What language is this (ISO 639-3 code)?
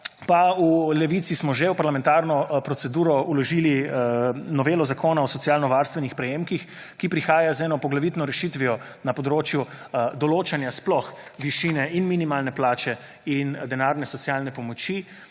slv